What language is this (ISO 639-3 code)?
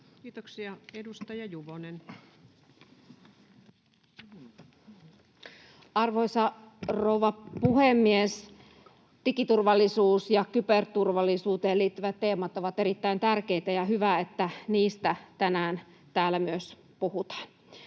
fin